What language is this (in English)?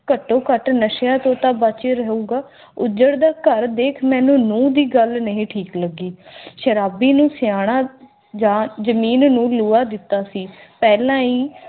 Punjabi